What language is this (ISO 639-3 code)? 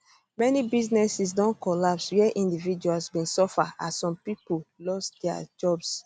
pcm